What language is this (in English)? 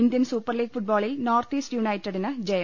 Malayalam